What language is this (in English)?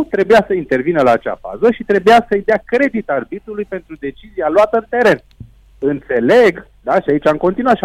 Romanian